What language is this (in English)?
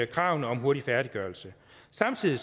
Danish